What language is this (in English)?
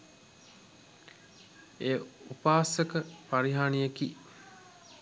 Sinhala